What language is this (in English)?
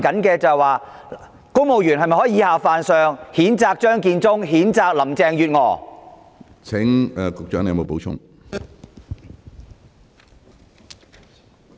Cantonese